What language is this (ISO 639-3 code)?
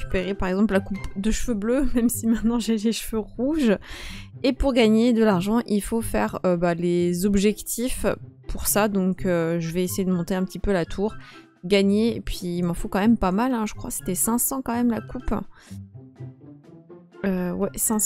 fra